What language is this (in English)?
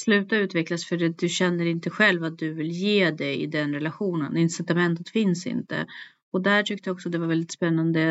Swedish